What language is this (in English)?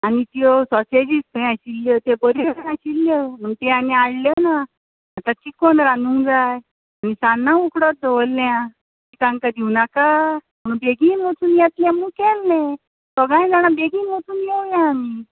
Konkani